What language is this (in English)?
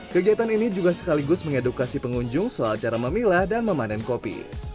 Indonesian